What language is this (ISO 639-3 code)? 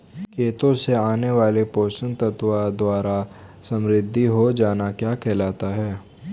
hin